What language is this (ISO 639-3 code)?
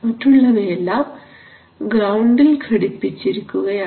mal